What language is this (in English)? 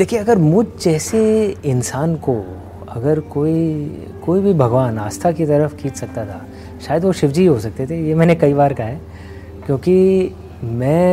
Hindi